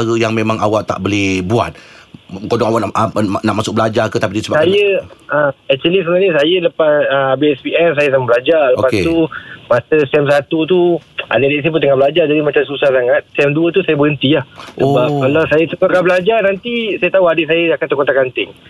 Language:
Malay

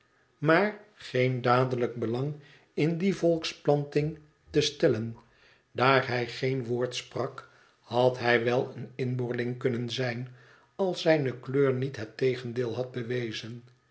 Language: Dutch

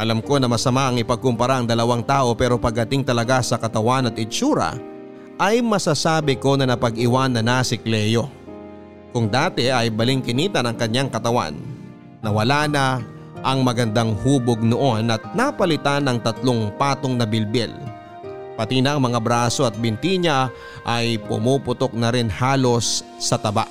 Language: Filipino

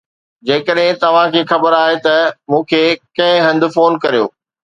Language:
Sindhi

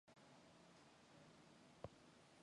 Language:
Mongolian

